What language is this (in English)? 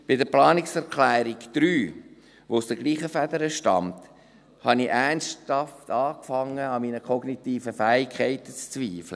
Swiss German